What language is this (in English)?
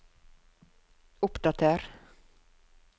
Norwegian